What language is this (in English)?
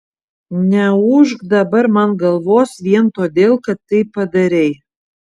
Lithuanian